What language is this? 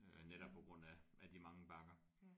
Danish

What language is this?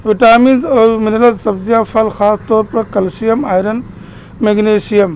Urdu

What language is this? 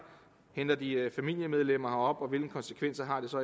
Danish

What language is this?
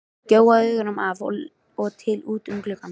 Icelandic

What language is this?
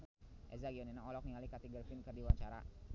Sundanese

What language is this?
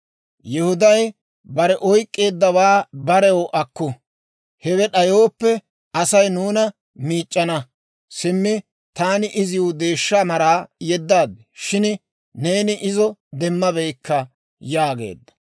Dawro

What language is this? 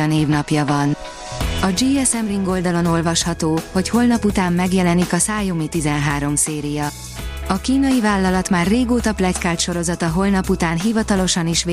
Hungarian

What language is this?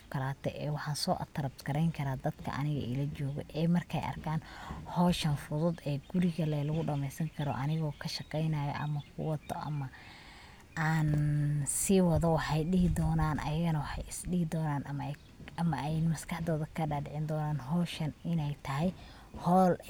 Somali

